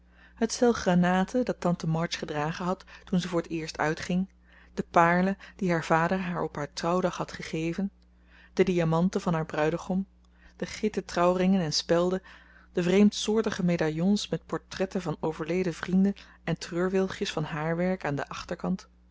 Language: Dutch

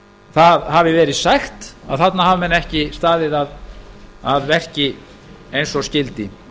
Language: Icelandic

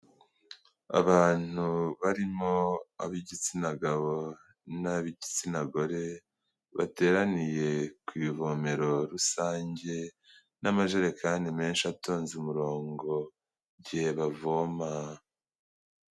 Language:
Kinyarwanda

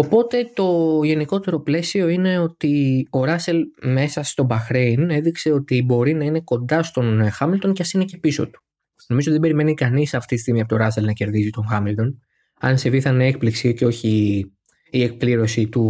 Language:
Greek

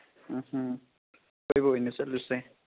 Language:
Manipuri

